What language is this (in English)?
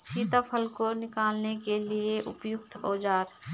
Hindi